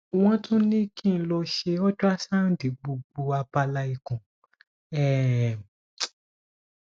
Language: Yoruba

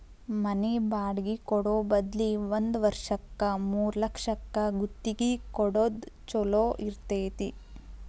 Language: Kannada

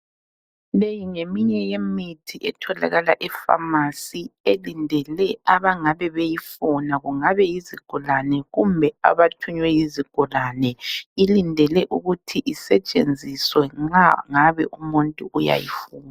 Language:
North Ndebele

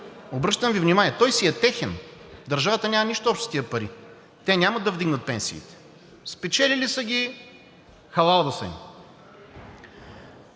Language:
Bulgarian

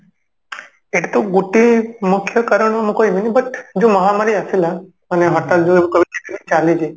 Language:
Odia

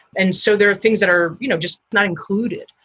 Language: English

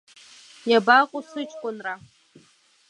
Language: Abkhazian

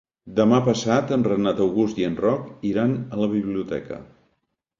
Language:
Catalan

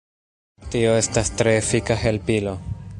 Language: Esperanto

